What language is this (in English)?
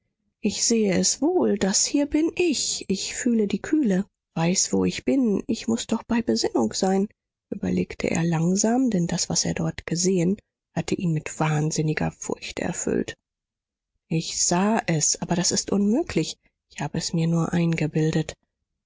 German